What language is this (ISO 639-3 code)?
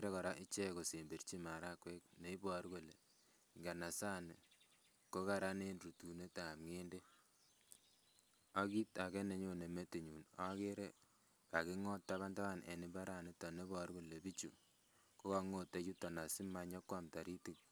kln